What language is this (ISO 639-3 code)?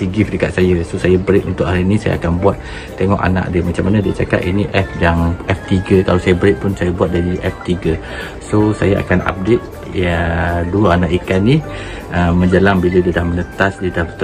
msa